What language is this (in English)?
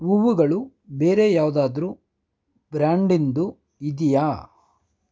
Kannada